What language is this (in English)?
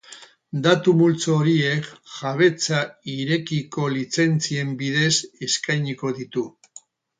Basque